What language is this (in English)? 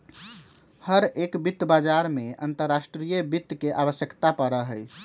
Magahi